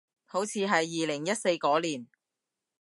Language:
Cantonese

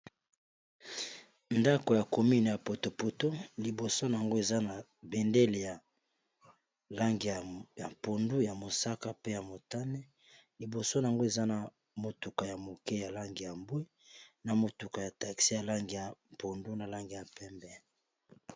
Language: Lingala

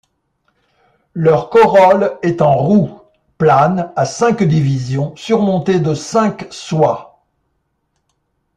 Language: French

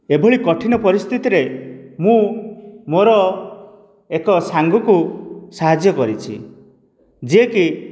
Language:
Odia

